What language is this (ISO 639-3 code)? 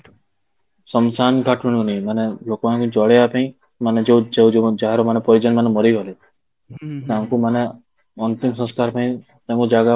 ori